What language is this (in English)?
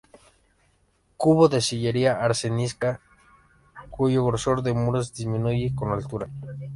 Spanish